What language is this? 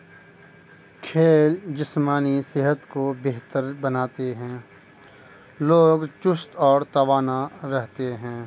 Urdu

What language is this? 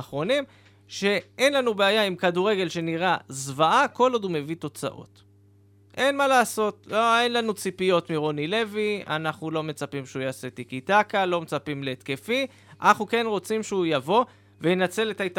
Hebrew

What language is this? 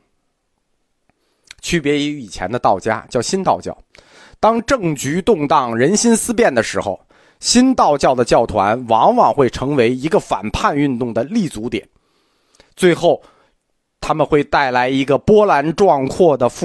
Chinese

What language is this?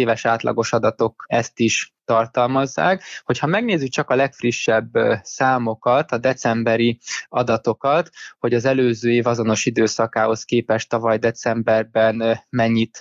Hungarian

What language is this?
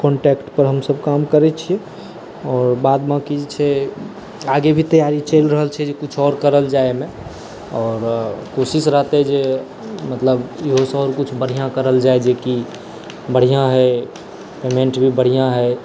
Maithili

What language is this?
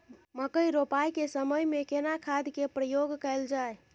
Maithili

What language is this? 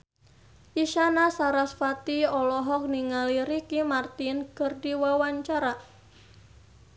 Sundanese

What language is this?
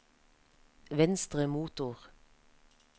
Norwegian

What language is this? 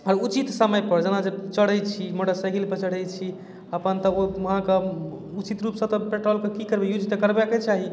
Maithili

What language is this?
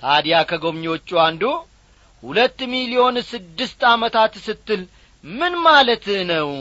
Amharic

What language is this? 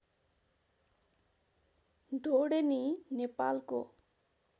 Nepali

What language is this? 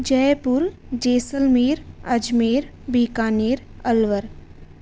Sanskrit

